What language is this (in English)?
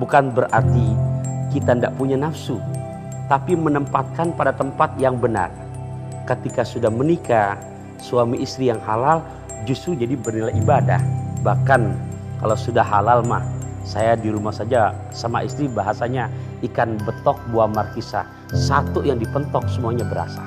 Indonesian